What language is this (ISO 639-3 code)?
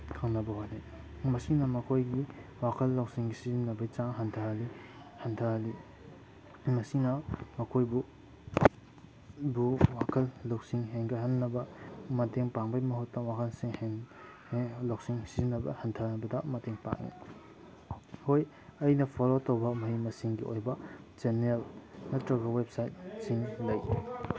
mni